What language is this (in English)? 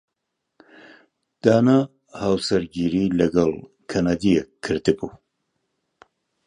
Central Kurdish